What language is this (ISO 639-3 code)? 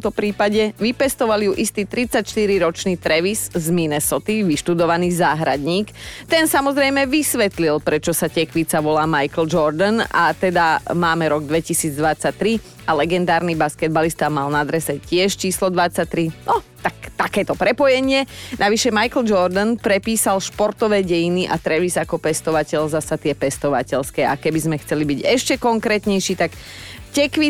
slk